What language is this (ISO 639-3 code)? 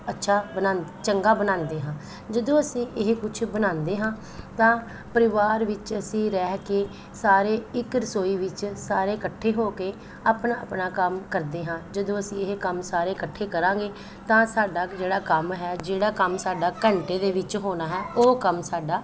pan